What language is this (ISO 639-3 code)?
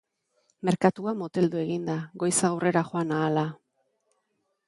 eus